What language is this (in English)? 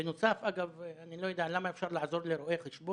Hebrew